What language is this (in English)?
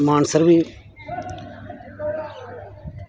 Dogri